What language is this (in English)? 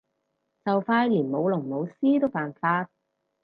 Cantonese